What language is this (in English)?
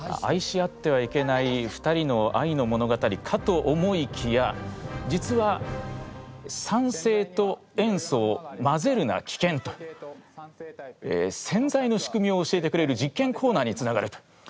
Japanese